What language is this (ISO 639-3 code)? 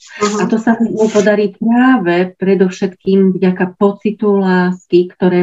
slk